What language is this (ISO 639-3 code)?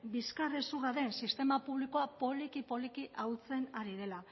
eus